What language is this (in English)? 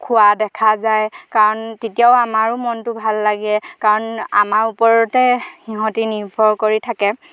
Assamese